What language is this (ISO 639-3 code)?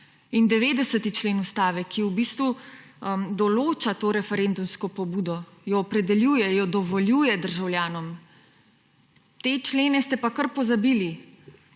slv